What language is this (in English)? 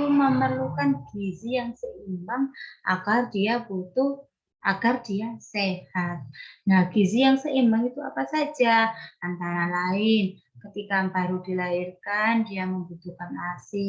Indonesian